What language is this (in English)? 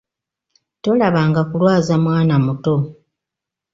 Ganda